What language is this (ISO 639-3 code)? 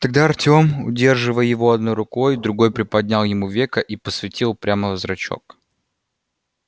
rus